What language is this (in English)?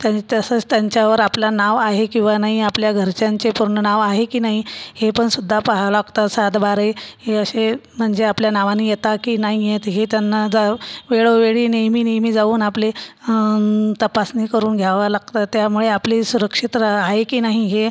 Marathi